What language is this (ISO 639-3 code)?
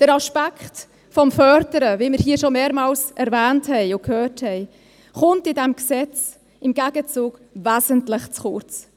gsw